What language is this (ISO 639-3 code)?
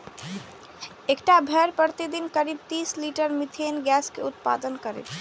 mai